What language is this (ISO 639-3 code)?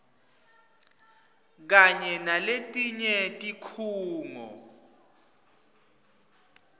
ssw